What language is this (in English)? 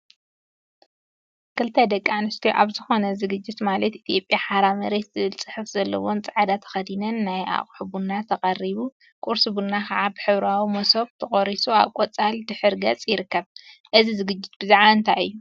Tigrinya